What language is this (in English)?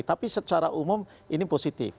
Indonesian